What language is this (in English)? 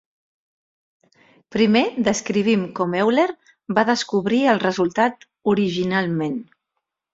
Catalan